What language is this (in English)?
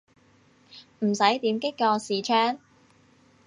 Cantonese